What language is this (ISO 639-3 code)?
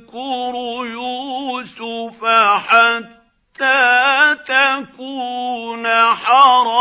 ara